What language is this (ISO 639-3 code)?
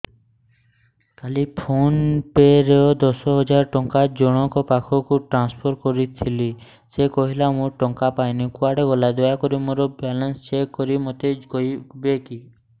ori